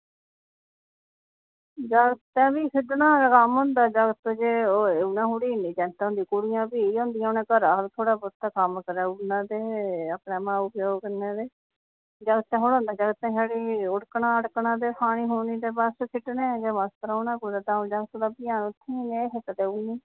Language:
Dogri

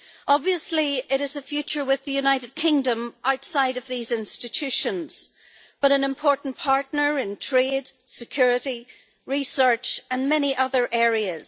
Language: English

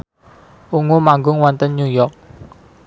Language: Javanese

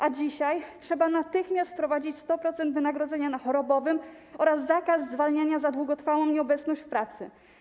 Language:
Polish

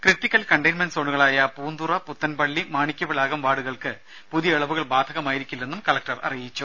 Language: Malayalam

